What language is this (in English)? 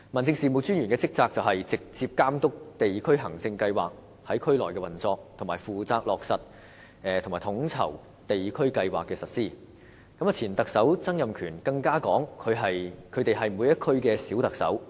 Cantonese